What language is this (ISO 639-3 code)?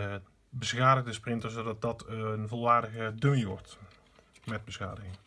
nld